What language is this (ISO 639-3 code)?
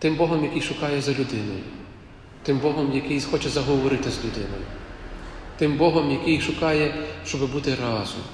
ukr